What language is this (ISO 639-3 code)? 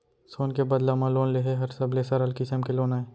hne